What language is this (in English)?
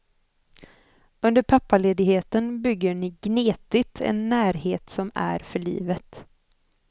Swedish